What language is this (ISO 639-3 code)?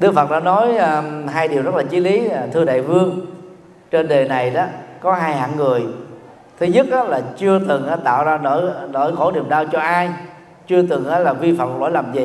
vie